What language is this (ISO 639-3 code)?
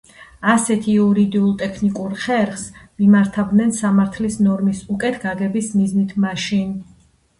kat